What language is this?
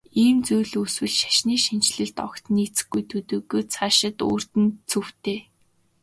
Mongolian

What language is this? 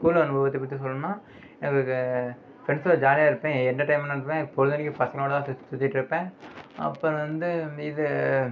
Tamil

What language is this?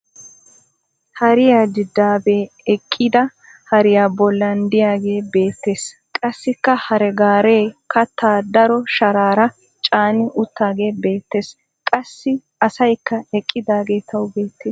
Wolaytta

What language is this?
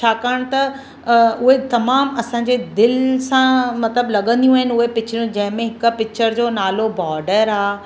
Sindhi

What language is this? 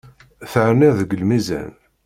Kabyle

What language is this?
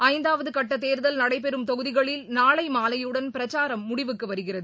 Tamil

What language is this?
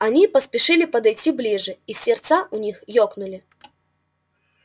Russian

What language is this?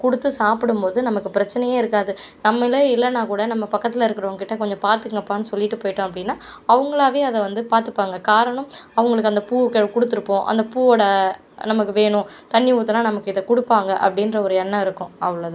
Tamil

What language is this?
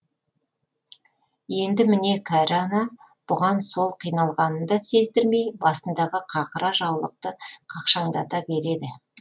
Kazakh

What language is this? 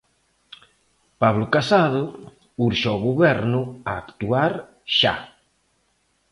Galician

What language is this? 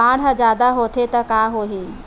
Chhattisgarhi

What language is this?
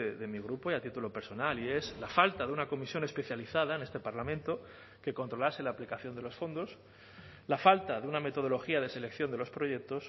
Spanish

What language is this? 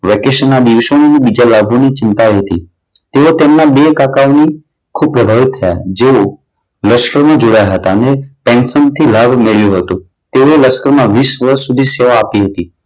Gujarati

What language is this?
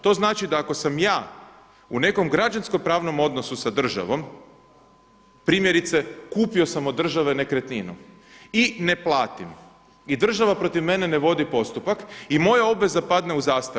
Croatian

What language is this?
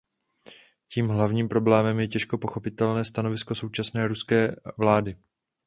Czech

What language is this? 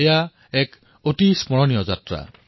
Assamese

